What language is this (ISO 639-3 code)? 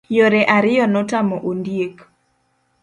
luo